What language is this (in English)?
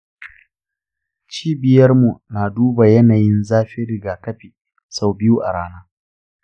Hausa